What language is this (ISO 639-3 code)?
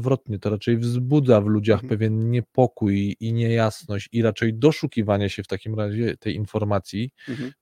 pol